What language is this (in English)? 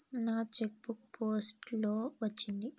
Telugu